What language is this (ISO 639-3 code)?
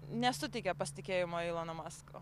lit